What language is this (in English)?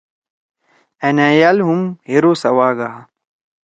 Torwali